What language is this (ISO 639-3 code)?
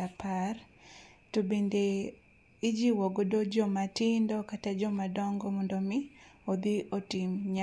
luo